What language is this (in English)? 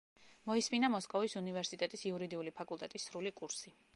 Georgian